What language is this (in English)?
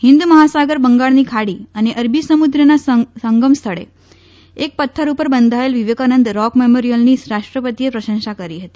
Gujarati